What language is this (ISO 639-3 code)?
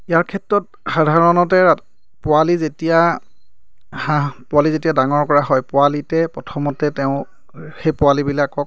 asm